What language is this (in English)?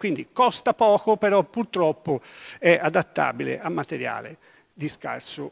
Italian